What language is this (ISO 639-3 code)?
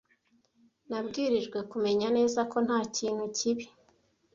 kin